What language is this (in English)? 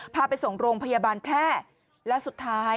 Thai